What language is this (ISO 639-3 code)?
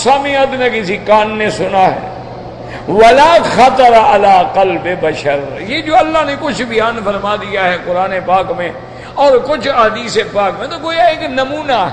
ara